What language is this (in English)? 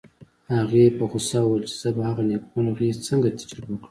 Pashto